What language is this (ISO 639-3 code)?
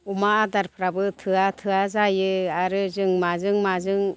brx